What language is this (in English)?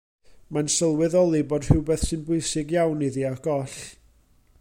Welsh